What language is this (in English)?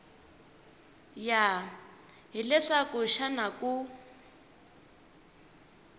Tsonga